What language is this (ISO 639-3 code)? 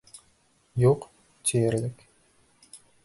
bak